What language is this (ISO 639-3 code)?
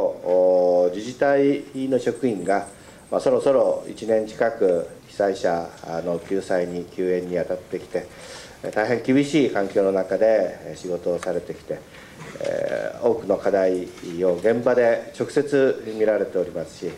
jpn